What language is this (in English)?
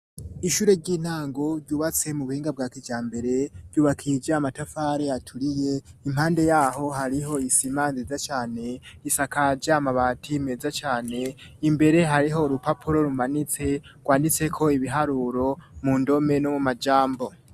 Rundi